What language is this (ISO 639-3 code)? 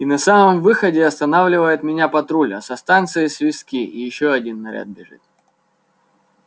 rus